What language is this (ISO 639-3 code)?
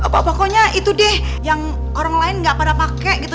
ind